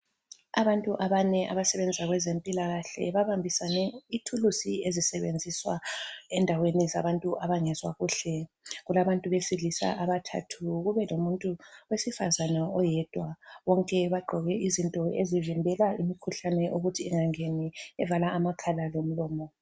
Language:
North Ndebele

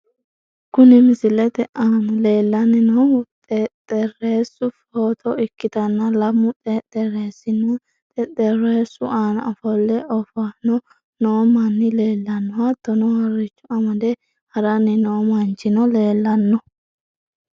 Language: Sidamo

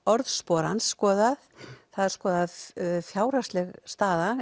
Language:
Icelandic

